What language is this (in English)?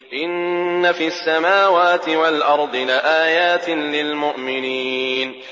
Arabic